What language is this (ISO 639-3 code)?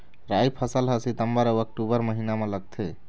hne